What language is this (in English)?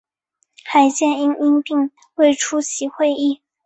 Chinese